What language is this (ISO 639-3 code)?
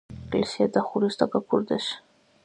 kat